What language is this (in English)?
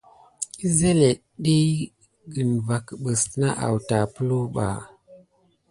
Gidar